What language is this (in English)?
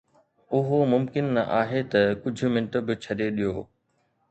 Sindhi